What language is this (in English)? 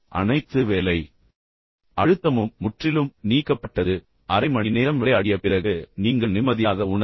Tamil